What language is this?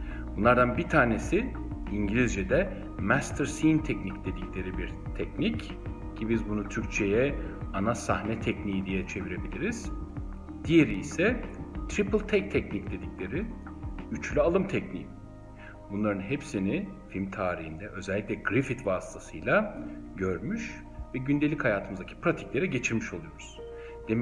Turkish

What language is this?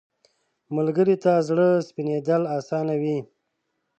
Pashto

